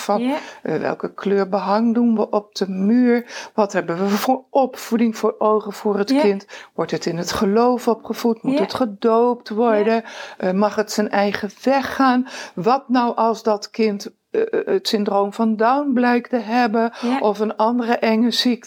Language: Dutch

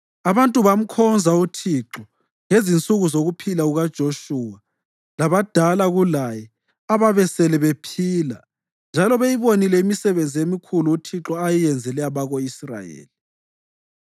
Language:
North Ndebele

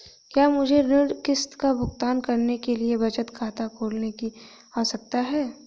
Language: Hindi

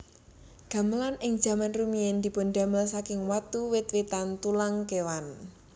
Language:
Javanese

